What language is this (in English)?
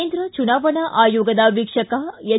Kannada